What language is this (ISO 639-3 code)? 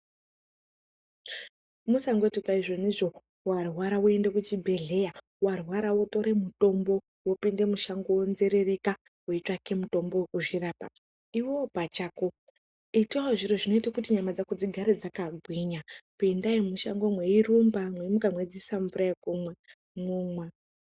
ndc